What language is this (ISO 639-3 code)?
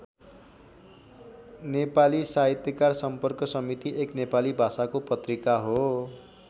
nep